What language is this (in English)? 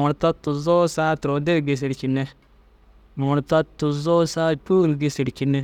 Dazaga